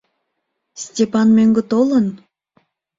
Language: Mari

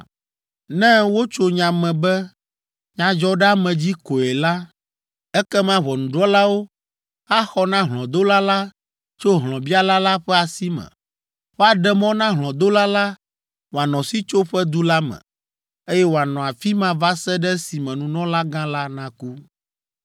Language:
Ewe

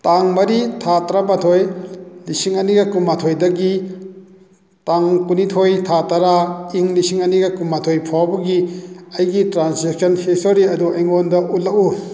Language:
Manipuri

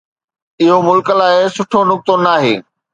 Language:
Sindhi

